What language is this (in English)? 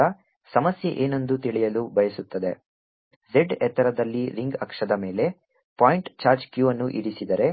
Kannada